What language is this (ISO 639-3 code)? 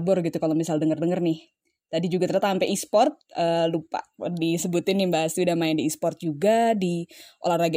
ind